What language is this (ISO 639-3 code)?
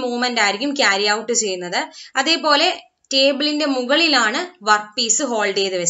hin